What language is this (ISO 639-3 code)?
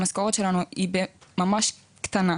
heb